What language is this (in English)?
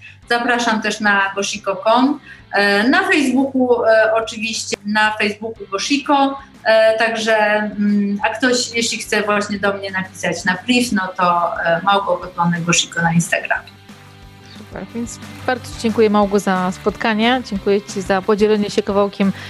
Polish